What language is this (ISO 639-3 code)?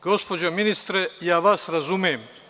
srp